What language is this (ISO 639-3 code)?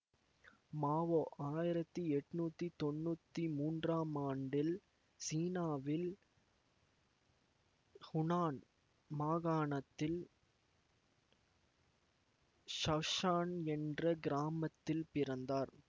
tam